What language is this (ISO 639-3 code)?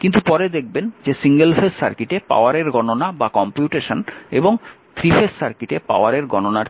ben